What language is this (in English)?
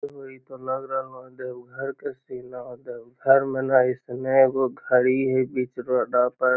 Magahi